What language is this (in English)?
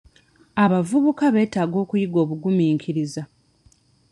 Ganda